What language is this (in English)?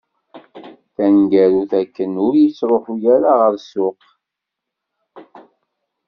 Kabyle